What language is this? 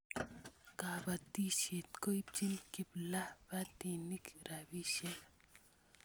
Kalenjin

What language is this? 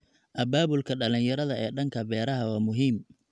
Somali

